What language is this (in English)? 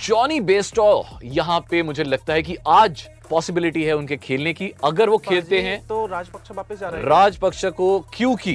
Hindi